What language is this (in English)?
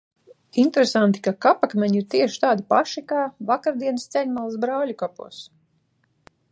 Latvian